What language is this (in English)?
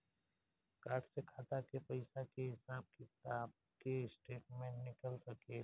Bhojpuri